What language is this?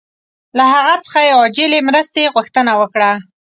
Pashto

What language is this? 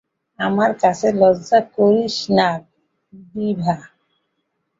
Bangla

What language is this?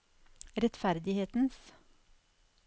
Norwegian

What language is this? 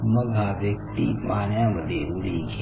Marathi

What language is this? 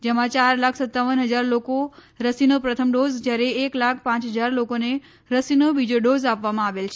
Gujarati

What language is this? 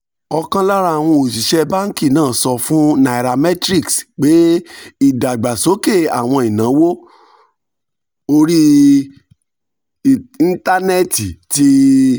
Yoruba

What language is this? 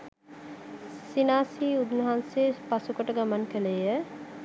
Sinhala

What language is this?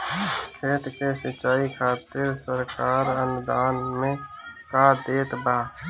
Bhojpuri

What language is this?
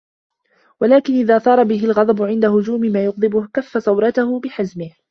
Arabic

